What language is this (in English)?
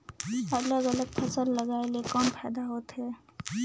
Chhattisgarhi